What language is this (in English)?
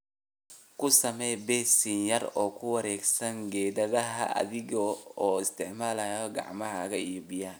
Somali